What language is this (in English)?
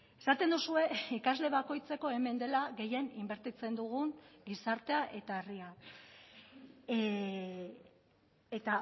Basque